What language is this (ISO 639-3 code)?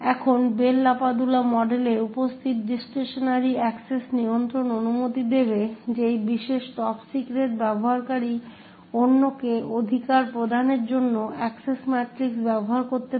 ben